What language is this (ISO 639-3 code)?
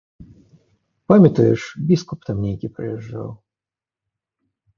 bel